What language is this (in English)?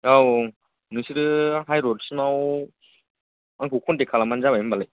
Bodo